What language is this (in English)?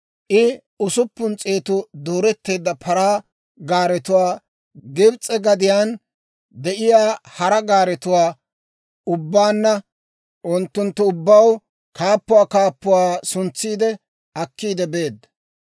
Dawro